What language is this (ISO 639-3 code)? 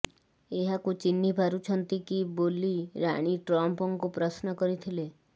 ori